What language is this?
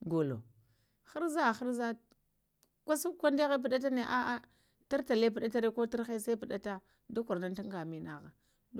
Lamang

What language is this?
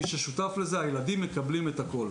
Hebrew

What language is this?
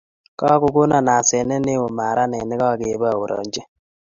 Kalenjin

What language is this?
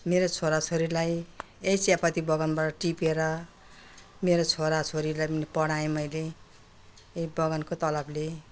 Nepali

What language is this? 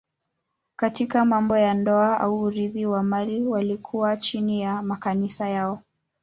Swahili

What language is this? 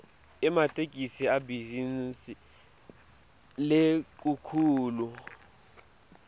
Swati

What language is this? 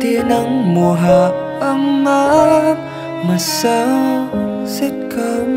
Vietnamese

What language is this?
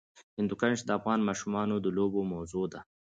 Pashto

